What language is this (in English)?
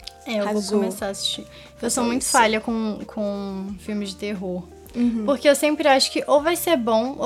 Portuguese